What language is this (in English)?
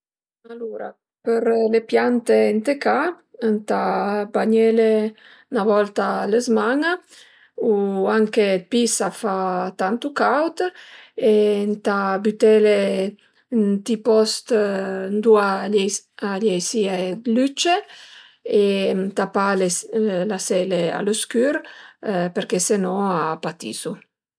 Piedmontese